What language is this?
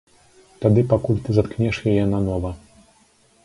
Belarusian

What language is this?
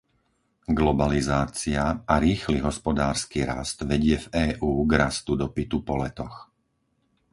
Slovak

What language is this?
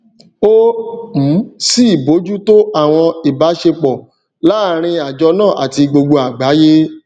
Yoruba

